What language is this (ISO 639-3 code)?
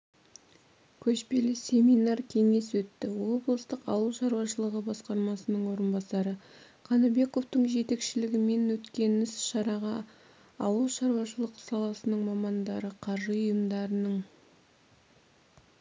kaz